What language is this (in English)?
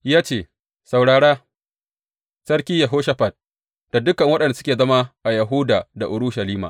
Hausa